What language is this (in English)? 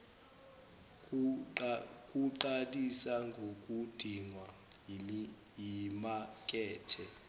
Zulu